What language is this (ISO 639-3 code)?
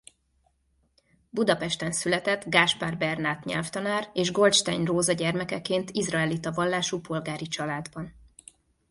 hun